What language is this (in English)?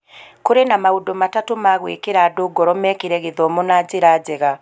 Kikuyu